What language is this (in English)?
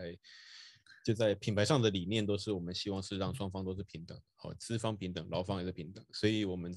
Chinese